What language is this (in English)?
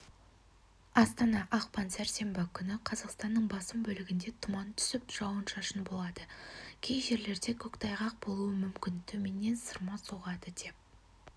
Kazakh